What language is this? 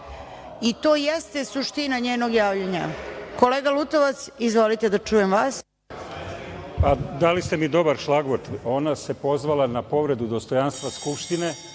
Serbian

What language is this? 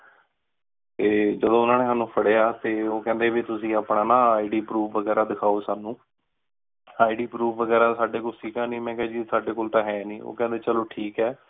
Punjabi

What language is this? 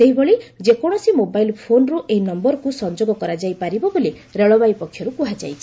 Odia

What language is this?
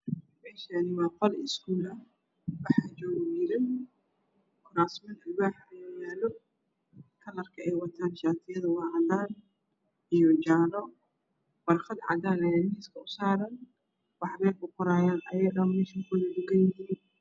Somali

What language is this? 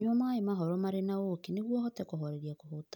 Kikuyu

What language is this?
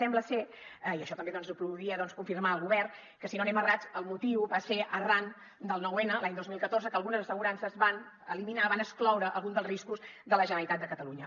Catalan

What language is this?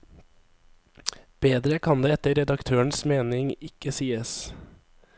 Norwegian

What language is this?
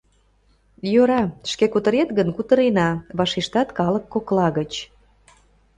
Mari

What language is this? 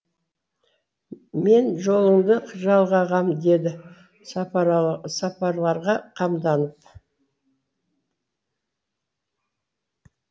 Kazakh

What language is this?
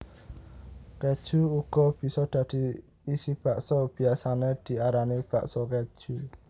Javanese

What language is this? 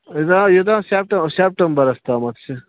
Kashmiri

